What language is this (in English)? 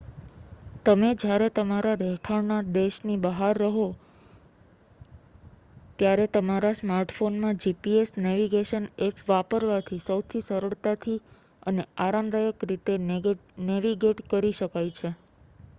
Gujarati